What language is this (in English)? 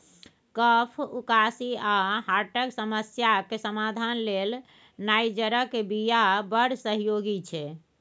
Maithili